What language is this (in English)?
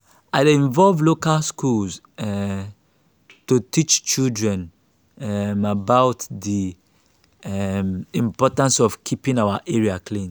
Nigerian Pidgin